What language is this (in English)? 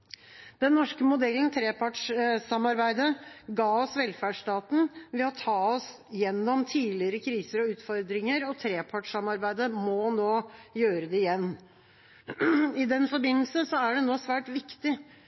Norwegian Bokmål